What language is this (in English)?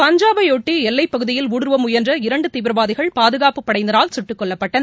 Tamil